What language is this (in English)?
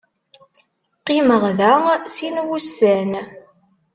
Kabyle